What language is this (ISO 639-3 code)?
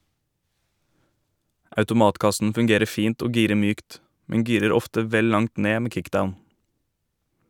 nor